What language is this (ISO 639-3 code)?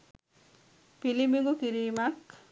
sin